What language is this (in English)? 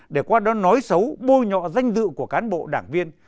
Vietnamese